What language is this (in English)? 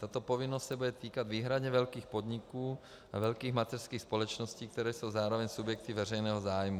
Czech